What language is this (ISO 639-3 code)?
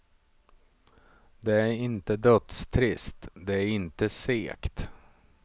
swe